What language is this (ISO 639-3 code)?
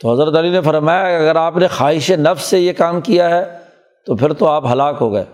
urd